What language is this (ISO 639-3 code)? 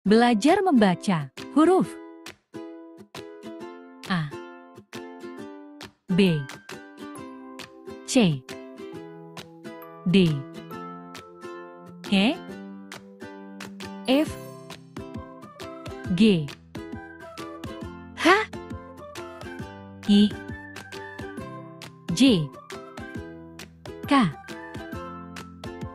ind